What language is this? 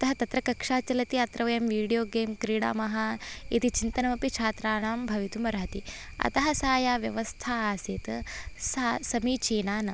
Sanskrit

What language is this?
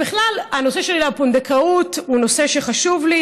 Hebrew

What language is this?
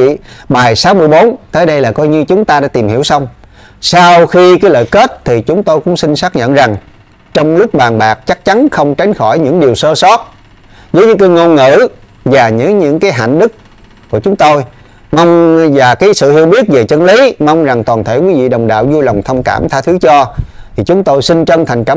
Vietnamese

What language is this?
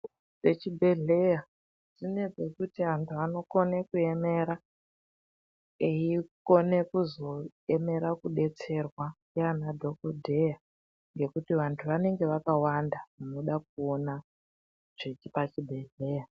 Ndau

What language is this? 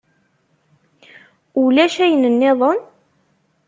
Kabyle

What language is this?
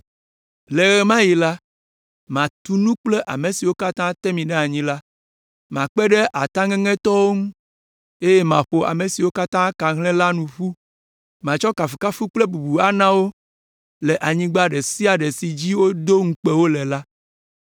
Ewe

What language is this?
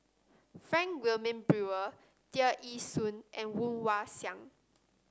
English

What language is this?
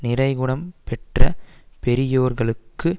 Tamil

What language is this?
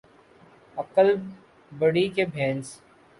Urdu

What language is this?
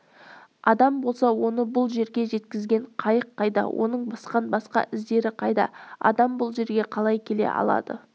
Kazakh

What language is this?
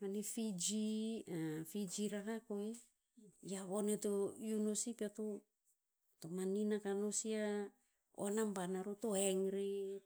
Tinputz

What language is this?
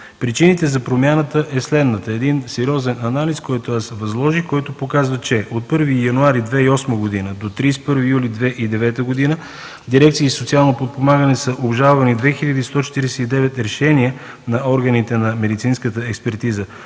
Bulgarian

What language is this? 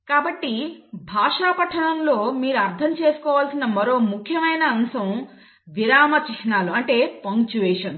Telugu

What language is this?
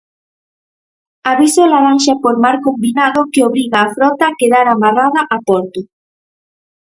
Galician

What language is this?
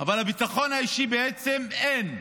Hebrew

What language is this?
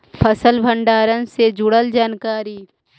Magahi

